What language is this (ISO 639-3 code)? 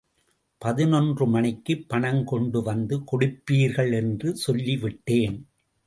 tam